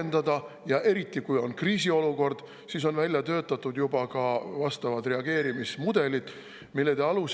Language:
Estonian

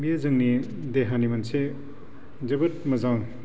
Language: Bodo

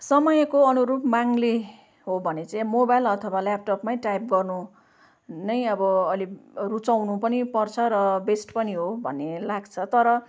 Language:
Nepali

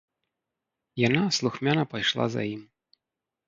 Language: Belarusian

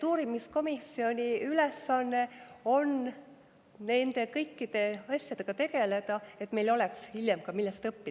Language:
Estonian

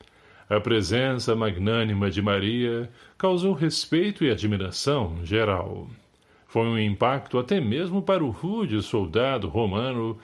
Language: Portuguese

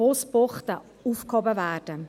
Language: Swiss German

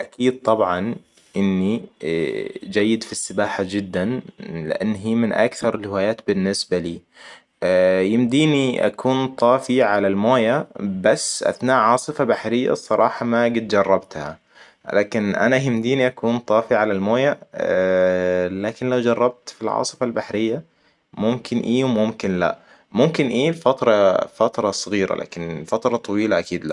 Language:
Hijazi Arabic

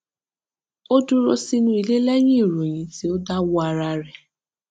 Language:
Yoruba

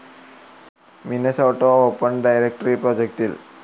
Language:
Malayalam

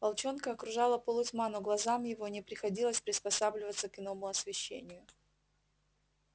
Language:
Russian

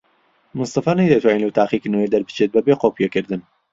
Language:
Central Kurdish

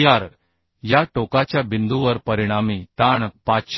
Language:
Marathi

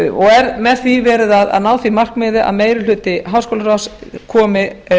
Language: Icelandic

